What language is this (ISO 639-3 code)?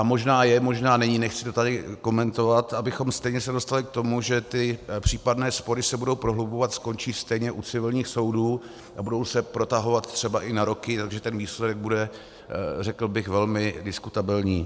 ces